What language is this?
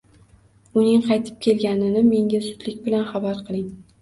Uzbek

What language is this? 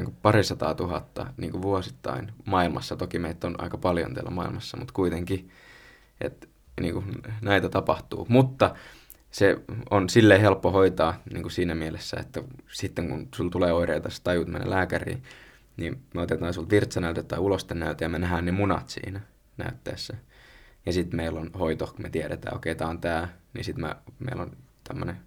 Finnish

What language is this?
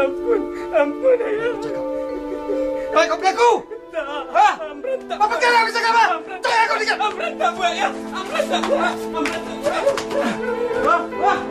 Malay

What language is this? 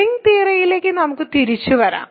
Malayalam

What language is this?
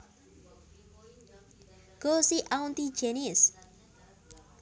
Javanese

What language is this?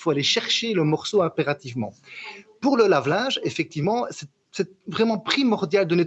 French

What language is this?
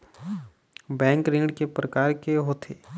Chhattisgarhi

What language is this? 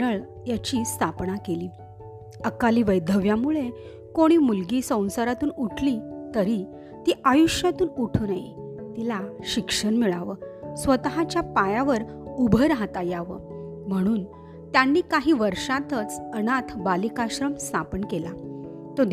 Marathi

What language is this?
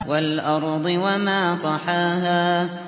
Arabic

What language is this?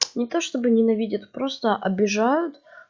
Russian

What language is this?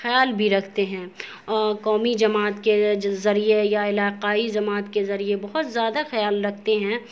Urdu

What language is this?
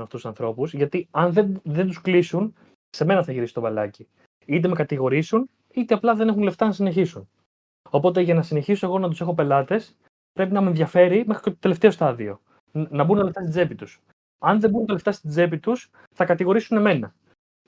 Greek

